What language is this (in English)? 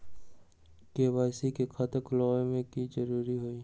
Magahi